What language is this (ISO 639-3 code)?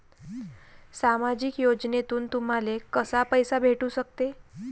mar